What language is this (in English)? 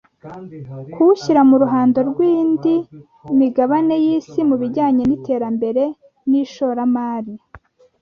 Kinyarwanda